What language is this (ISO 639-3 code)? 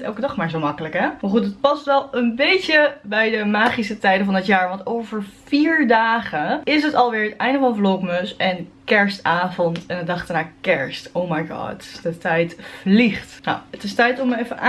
nld